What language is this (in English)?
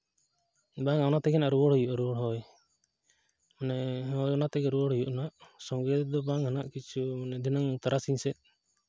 Santali